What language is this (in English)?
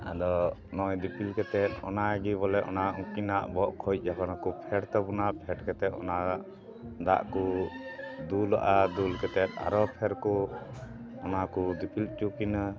Santali